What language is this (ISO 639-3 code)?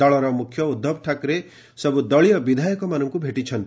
ori